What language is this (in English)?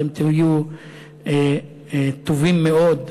Hebrew